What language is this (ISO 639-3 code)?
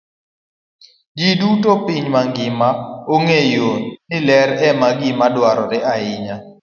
luo